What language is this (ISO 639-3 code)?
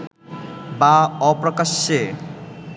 ben